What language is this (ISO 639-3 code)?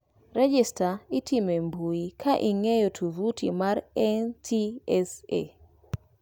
luo